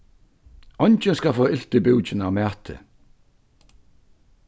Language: Faroese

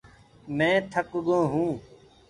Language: Gurgula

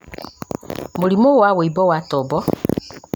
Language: Kikuyu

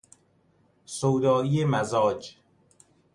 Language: Persian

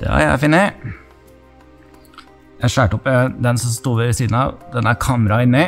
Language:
Norwegian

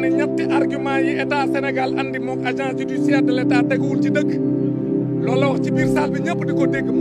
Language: Indonesian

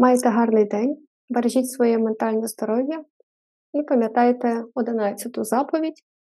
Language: Ukrainian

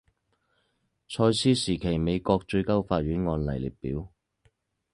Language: Chinese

